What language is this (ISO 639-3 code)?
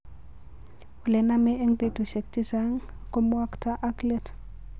kln